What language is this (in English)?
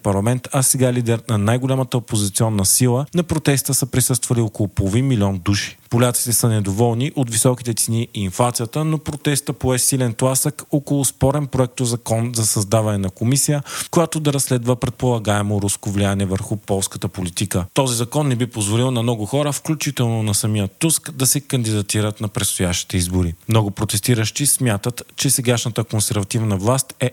Bulgarian